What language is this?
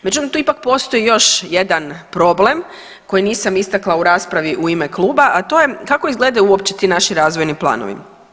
Croatian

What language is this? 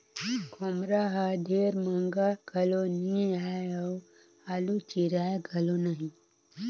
Chhattisgarhi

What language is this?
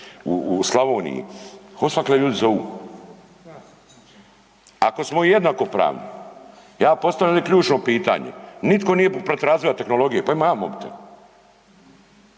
Croatian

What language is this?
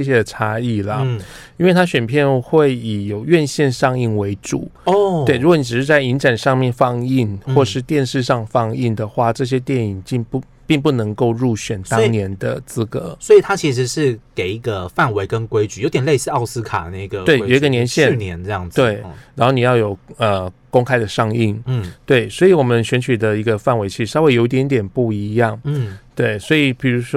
Chinese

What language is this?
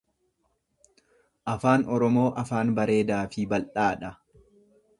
Oromo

